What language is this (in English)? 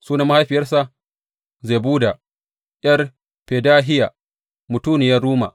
Hausa